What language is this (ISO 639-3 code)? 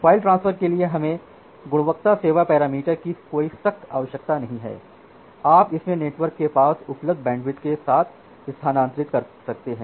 hin